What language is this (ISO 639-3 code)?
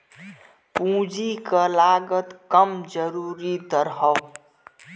bho